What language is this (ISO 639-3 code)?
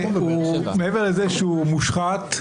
heb